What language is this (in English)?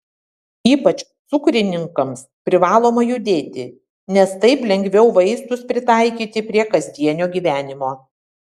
Lithuanian